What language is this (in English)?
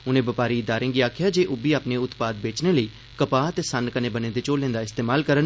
Dogri